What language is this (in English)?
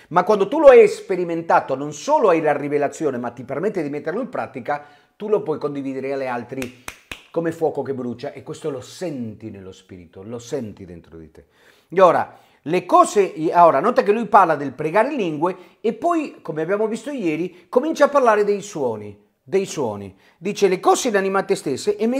Italian